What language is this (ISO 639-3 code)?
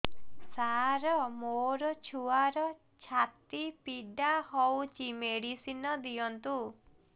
ori